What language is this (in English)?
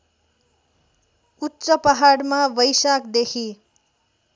Nepali